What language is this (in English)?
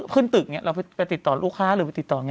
Thai